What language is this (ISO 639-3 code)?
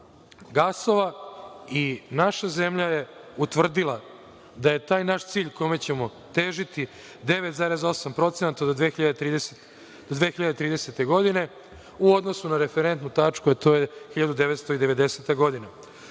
srp